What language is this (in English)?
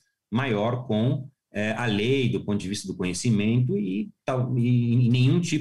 Portuguese